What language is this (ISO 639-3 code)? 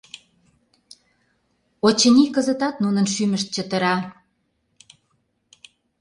chm